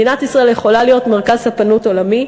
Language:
Hebrew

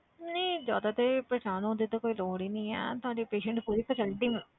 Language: Punjabi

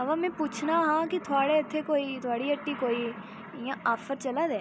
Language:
Dogri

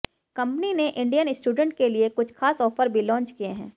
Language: Hindi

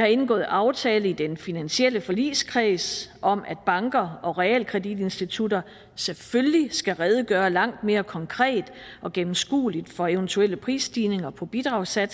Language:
Danish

